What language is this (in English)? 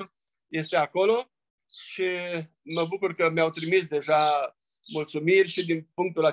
Romanian